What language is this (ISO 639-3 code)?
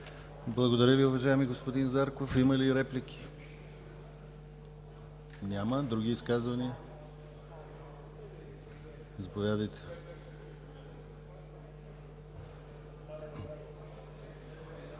bul